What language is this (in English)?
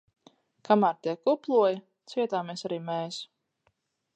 Latvian